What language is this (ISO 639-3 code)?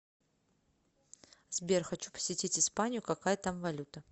rus